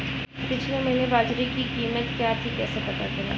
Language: Hindi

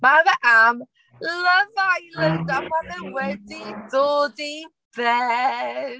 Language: Welsh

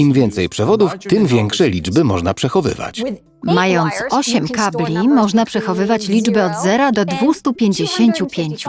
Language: Polish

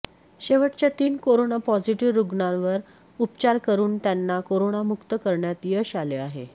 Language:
Marathi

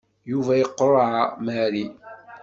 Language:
Kabyle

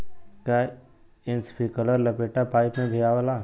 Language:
Bhojpuri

